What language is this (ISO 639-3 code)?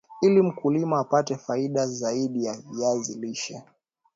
swa